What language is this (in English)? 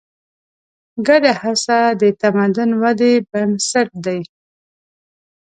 Pashto